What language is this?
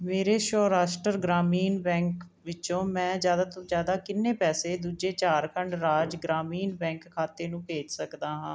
Punjabi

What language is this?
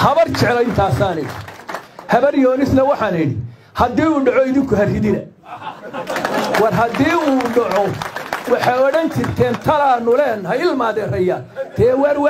Arabic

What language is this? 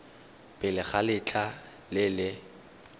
Tswana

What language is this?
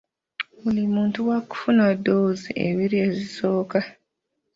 Ganda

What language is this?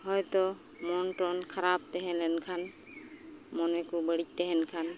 Santali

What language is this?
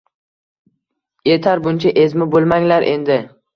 Uzbek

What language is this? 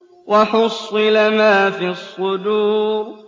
Arabic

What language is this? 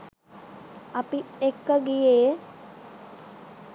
Sinhala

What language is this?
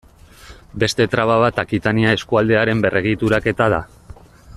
Basque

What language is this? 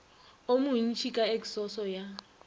Northern Sotho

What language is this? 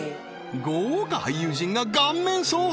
Japanese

